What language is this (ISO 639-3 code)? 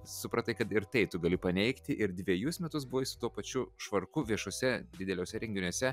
lit